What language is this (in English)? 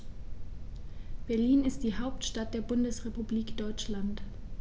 German